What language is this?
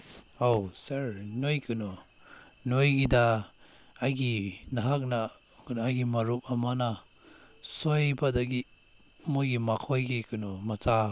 Manipuri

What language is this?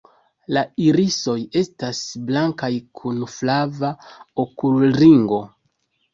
Esperanto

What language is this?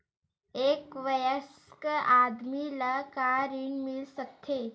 Chhattisgarhi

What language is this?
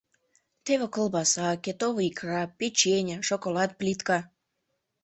Mari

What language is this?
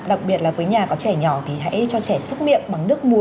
Vietnamese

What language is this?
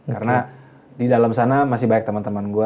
Indonesian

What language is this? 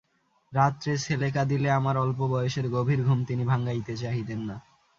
Bangla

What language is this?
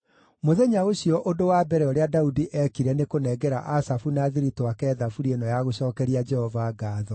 Kikuyu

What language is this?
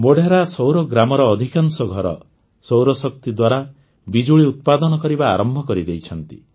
Odia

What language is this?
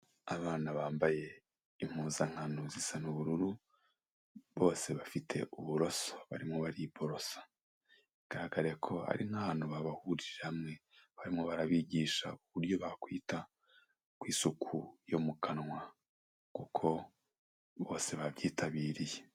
Kinyarwanda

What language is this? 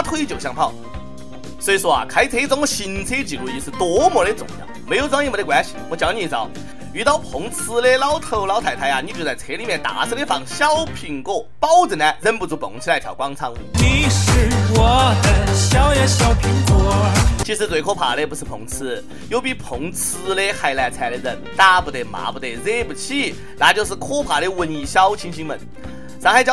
Chinese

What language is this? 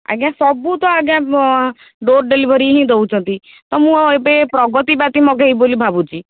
Odia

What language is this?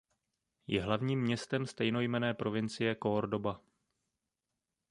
Czech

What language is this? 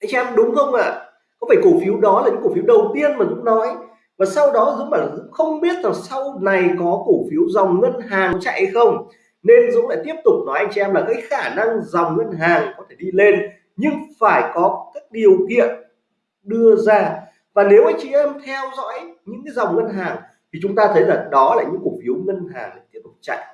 Vietnamese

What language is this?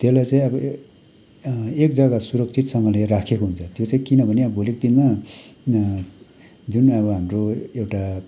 Nepali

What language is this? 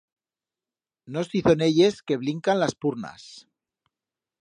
Aragonese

